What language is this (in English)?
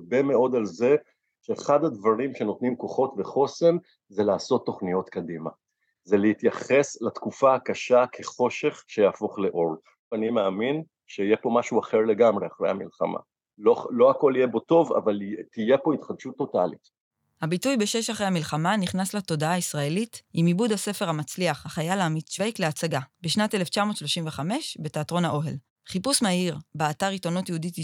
Hebrew